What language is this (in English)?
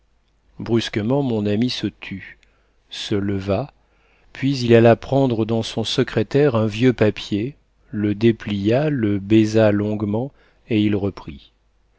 French